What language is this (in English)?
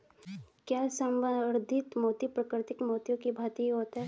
Hindi